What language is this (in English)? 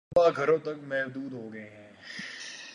Urdu